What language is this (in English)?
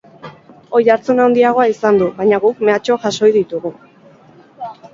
Basque